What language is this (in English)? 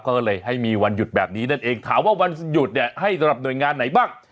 Thai